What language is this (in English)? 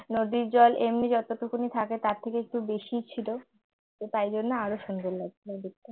Bangla